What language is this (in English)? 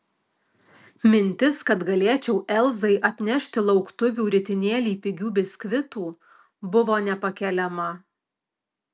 Lithuanian